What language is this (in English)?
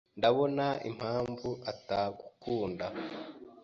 Kinyarwanda